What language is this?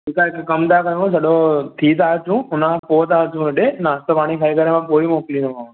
Sindhi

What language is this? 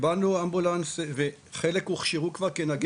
Hebrew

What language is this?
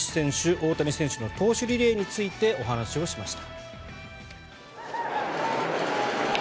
Japanese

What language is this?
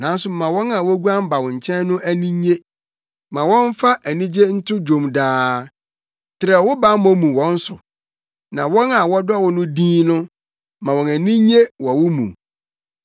Akan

